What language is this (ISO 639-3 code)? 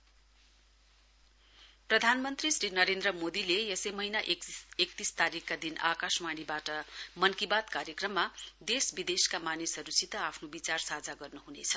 nep